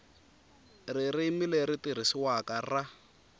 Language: Tsonga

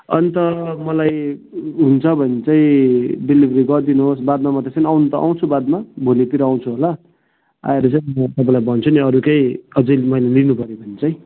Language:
Nepali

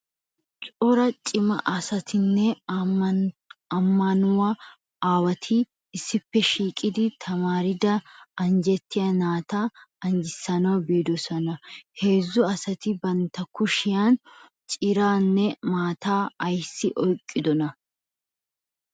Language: Wolaytta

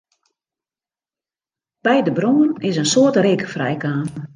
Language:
Western Frisian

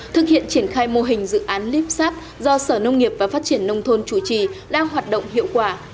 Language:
Vietnamese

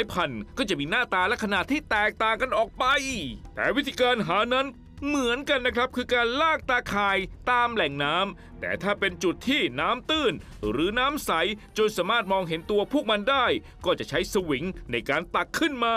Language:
Thai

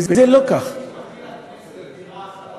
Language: Hebrew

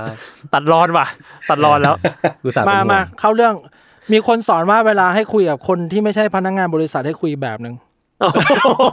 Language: Thai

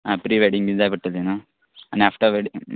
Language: Konkani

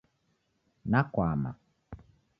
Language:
Taita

